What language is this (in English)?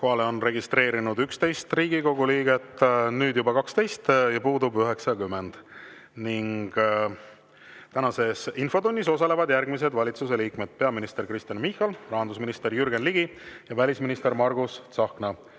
Estonian